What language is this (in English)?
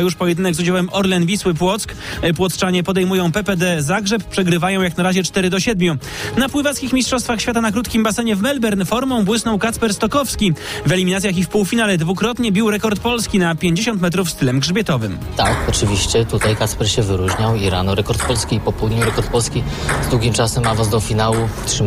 Polish